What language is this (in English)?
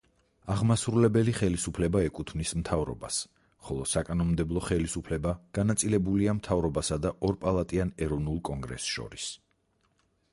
Georgian